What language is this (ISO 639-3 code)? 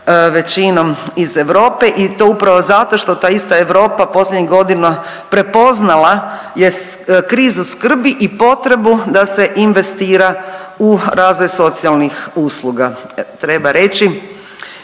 hrv